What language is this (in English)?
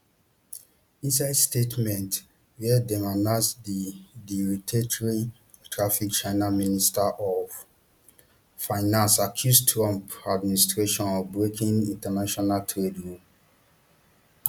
Nigerian Pidgin